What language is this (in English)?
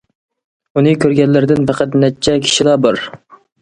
Uyghur